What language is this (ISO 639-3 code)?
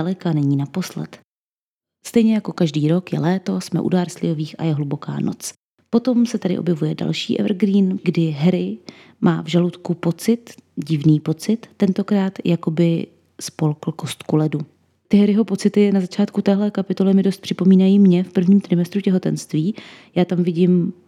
ces